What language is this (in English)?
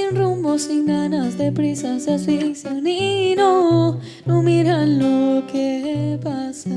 Spanish